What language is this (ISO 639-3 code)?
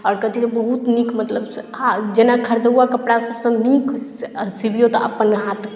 mai